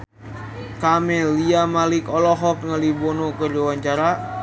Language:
Sundanese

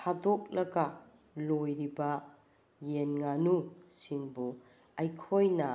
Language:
Manipuri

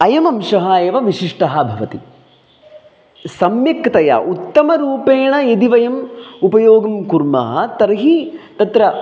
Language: Sanskrit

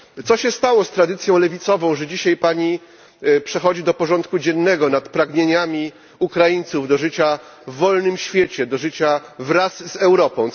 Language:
Polish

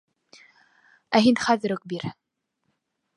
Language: Bashkir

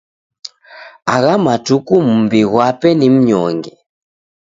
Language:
Taita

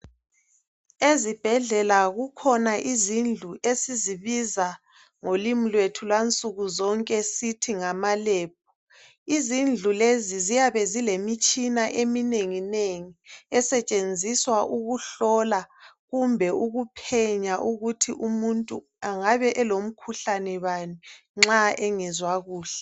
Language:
North Ndebele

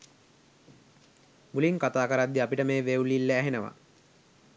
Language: Sinhala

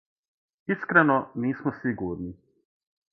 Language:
Serbian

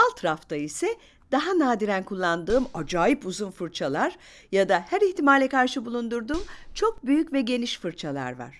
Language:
Turkish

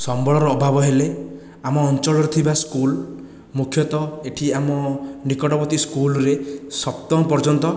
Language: Odia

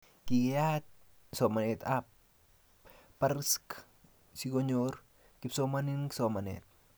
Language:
Kalenjin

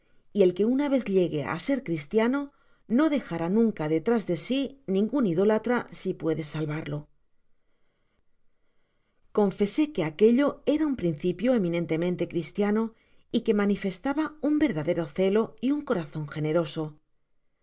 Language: Spanish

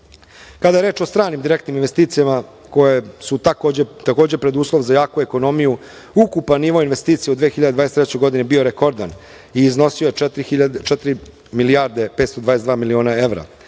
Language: Serbian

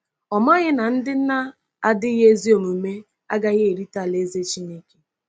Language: Igbo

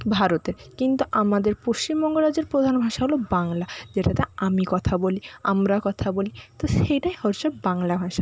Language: Bangla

